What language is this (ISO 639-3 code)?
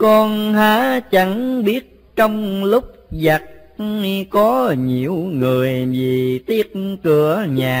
vie